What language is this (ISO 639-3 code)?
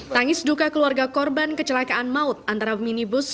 ind